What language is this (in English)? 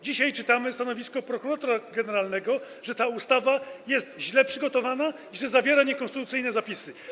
Polish